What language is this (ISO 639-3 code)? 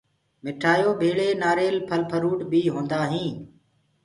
ggg